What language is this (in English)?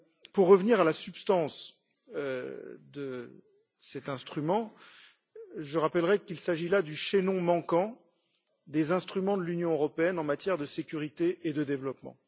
French